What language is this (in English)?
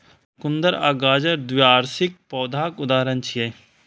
Maithili